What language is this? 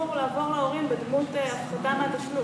Hebrew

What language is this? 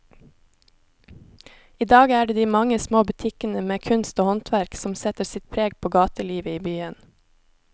Norwegian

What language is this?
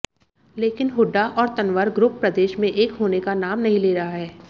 Hindi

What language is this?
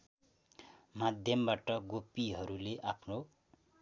Nepali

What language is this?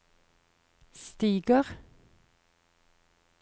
Norwegian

